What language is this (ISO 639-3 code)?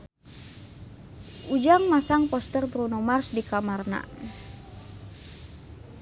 sun